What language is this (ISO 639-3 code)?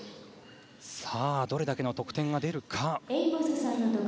jpn